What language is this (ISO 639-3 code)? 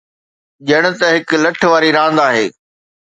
snd